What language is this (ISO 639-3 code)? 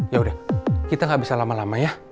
ind